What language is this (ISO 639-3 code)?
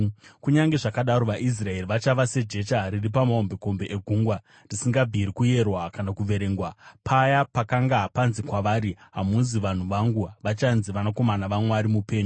sna